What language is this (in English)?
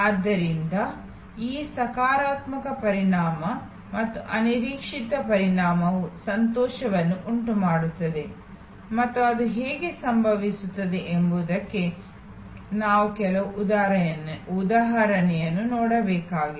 Kannada